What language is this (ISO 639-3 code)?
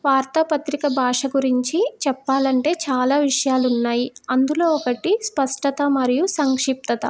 tel